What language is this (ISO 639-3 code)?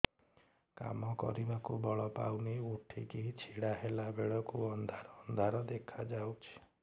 ori